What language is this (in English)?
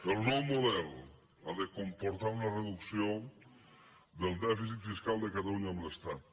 Catalan